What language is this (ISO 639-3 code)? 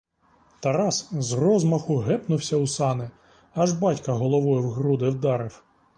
ukr